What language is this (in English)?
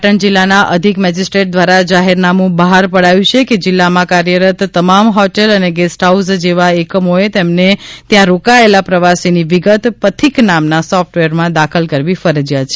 Gujarati